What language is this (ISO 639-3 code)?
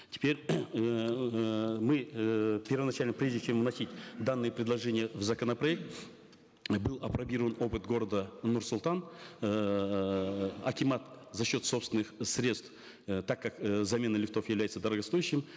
kaz